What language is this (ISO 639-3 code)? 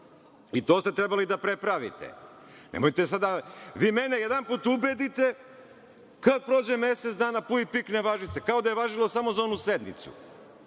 srp